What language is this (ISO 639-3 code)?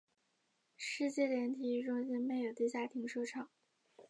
zho